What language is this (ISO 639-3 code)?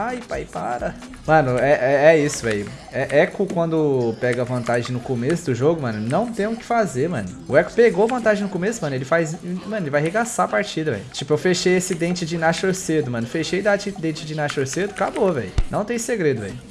por